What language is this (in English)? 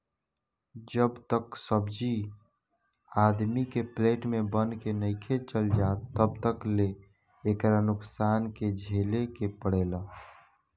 Bhojpuri